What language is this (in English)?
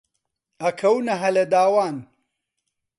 Central Kurdish